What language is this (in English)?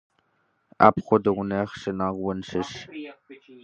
Kabardian